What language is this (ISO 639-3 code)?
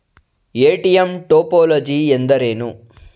kan